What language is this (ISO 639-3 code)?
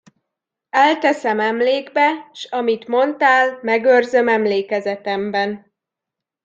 hun